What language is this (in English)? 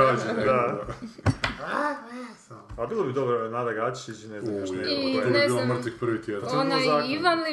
Croatian